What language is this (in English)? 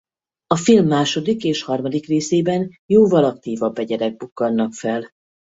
Hungarian